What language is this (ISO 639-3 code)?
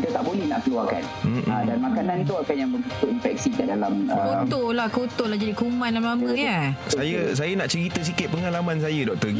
msa